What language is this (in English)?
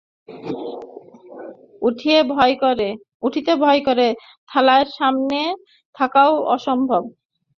Bangla